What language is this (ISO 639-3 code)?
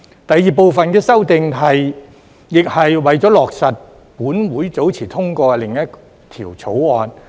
yue